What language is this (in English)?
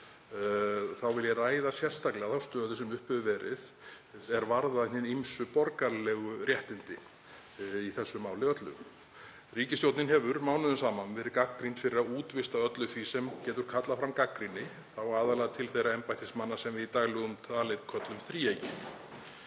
Icelandic